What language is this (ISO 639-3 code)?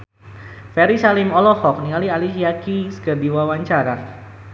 sun